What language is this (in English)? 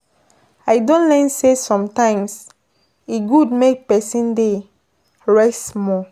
Nigerian Pidgin